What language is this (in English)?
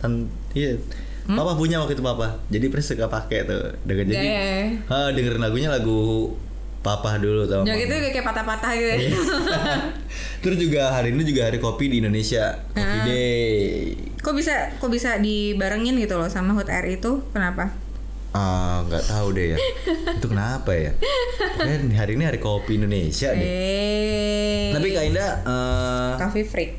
Indonesian